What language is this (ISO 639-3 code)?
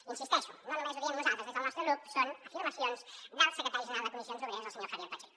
cat